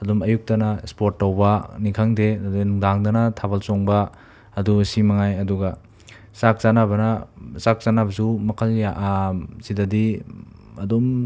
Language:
Manipuri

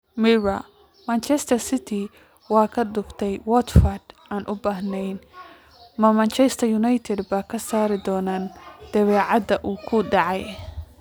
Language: Somali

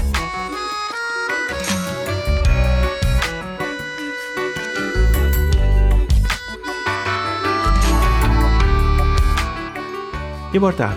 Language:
Persian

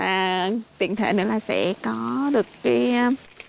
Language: Vietnamese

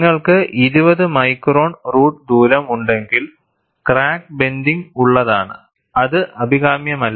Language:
Malayalam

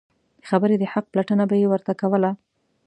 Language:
Pashto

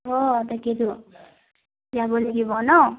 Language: Assamese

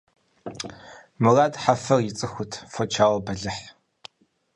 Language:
Kabardian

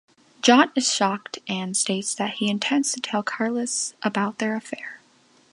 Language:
English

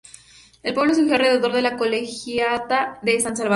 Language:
Spanish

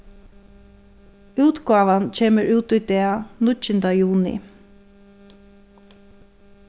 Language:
Faroese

